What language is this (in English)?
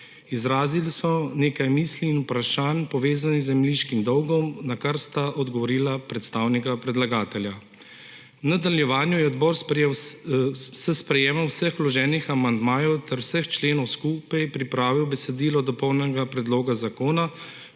Slovenian